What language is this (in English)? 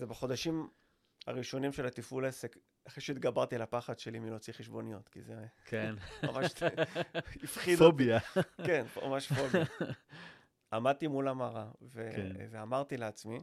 Hebrew